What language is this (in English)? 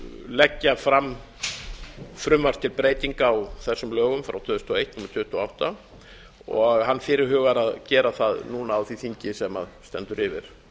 Icelandic